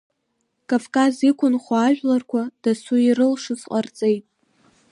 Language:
Abkhazian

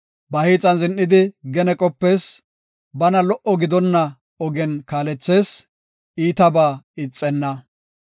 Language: Gofa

